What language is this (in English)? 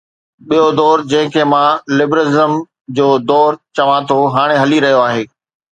Sindhi